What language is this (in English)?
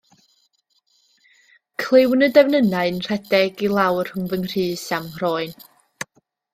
Welsh